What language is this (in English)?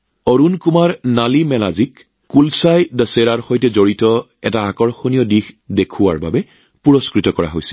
Assamese